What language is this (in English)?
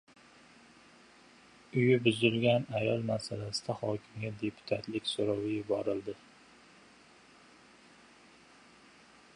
Uzbek